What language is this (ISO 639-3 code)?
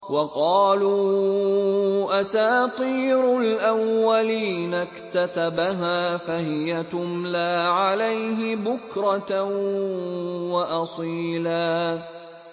ara